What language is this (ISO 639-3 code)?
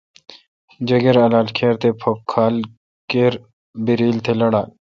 xka